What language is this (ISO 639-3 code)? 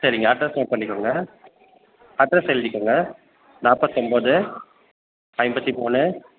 tam